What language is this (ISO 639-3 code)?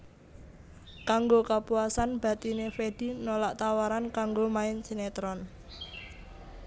jav